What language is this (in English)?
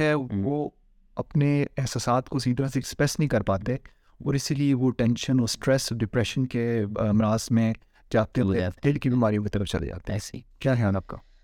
Urdu